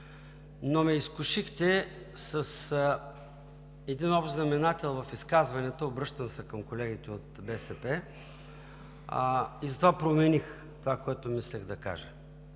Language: Bulgarian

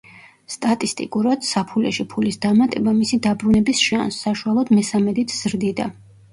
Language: Georgian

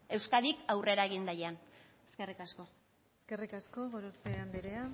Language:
Basque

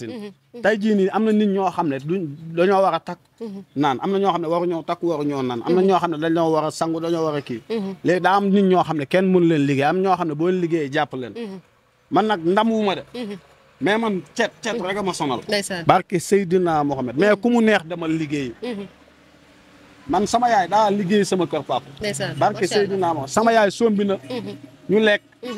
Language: Indonesian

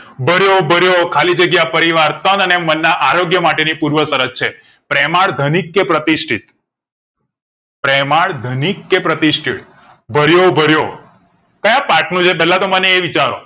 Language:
Gujarati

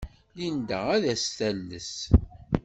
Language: Kabyle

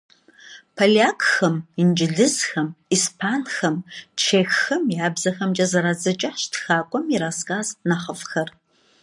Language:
Kabardian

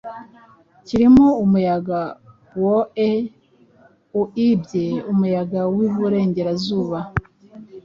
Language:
Kinyarwanda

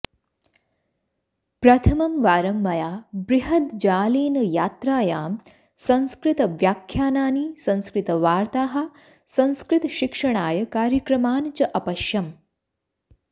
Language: Sanskrit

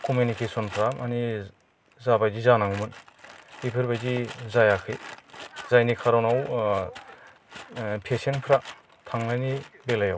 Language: Bodo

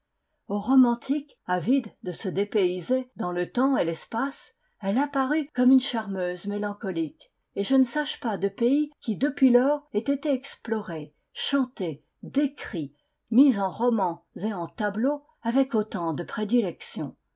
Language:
French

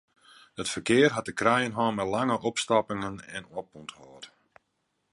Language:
Western Frisian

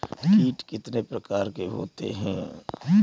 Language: Hindi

